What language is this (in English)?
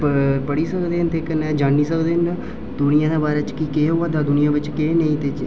Dogri